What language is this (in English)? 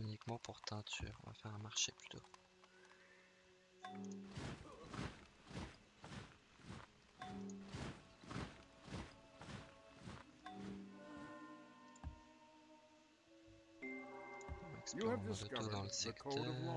French